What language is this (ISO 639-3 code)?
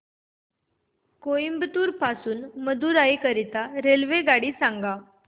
mar